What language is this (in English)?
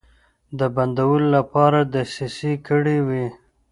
Pashto